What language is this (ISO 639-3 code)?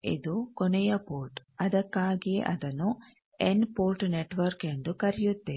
kan